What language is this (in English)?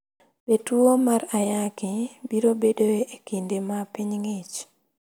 Luo (Kenya and Tanzania)